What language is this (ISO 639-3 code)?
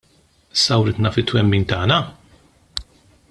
mlt